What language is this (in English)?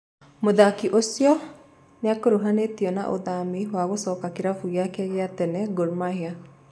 Kikuyu